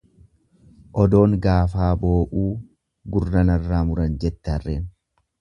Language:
Oromo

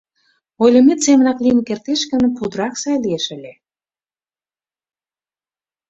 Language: Mari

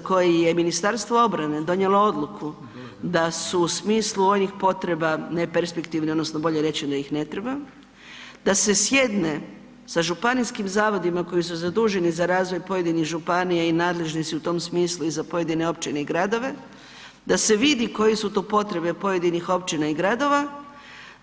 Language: Croatian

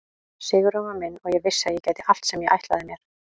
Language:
Icelandic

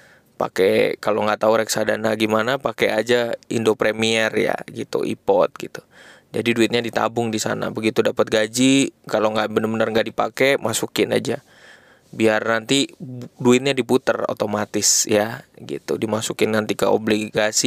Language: Indonesian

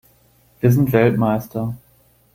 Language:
German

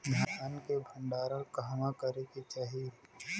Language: Bhojpuri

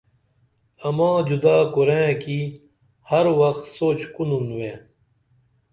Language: Dameli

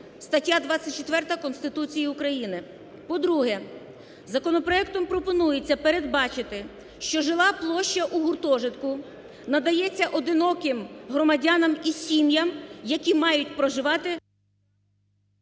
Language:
Ukrainian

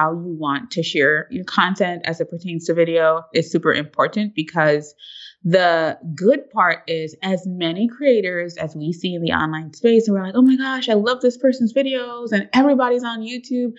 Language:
English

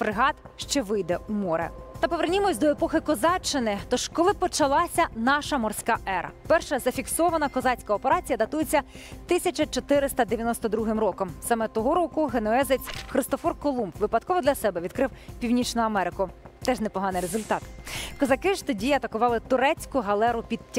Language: Ukrainian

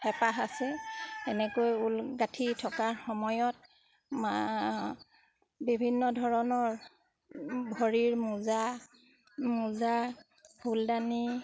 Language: Assamese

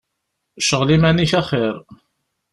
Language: Kabyle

